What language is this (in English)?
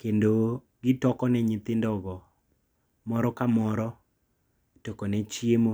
Luo (Kenya and Tanzania)